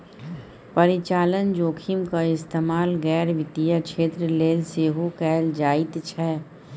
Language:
Maithili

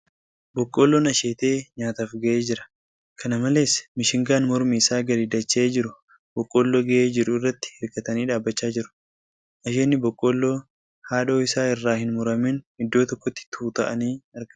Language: Oromo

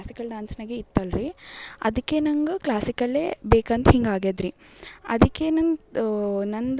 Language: Kannada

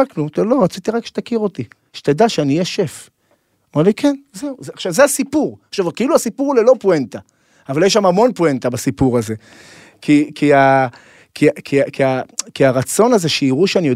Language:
Hebrew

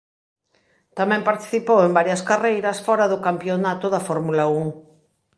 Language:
Galician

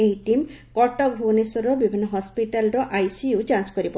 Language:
Odia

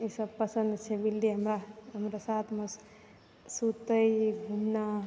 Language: Maithili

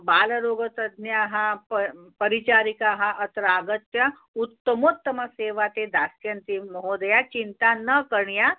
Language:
Sanskrit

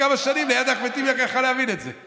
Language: Hebrew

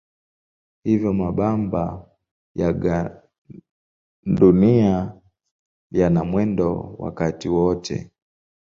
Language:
Swahili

